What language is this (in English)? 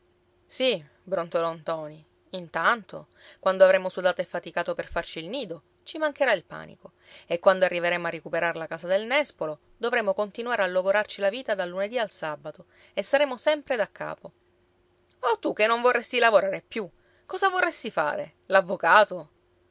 Italian